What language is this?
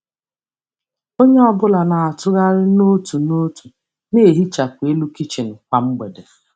Igbo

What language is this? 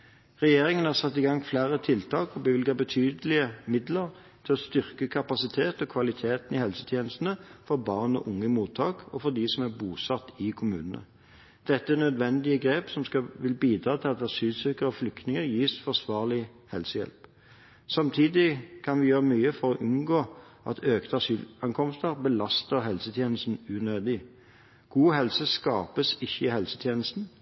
Norwegian Bokmål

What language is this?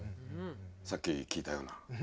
Japanese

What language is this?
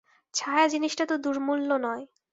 Bangla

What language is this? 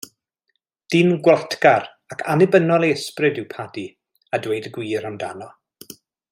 Welsh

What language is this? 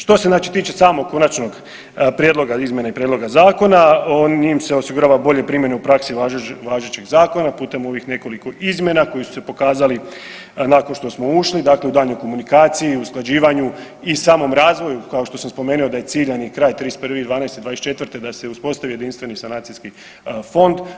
Croatian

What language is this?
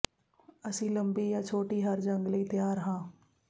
Punjabi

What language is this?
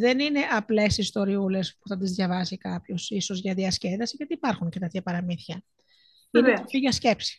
Greek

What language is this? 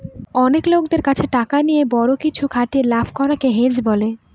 Bangla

